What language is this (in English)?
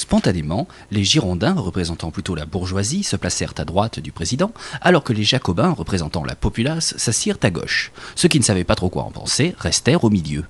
French